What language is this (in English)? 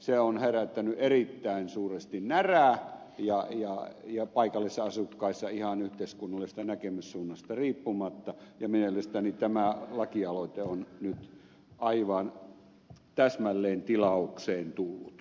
Finnish